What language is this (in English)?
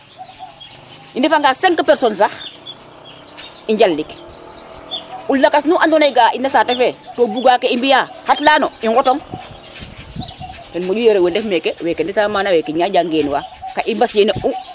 Serer